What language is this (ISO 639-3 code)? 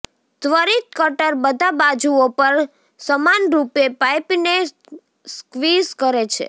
guj